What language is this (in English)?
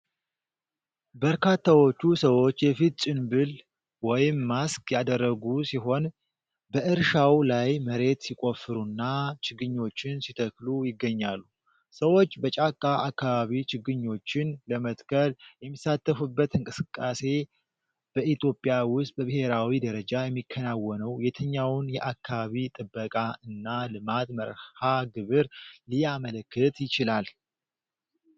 Amharic